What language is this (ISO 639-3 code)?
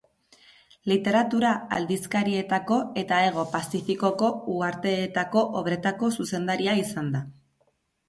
eus